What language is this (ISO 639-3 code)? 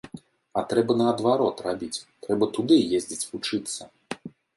bel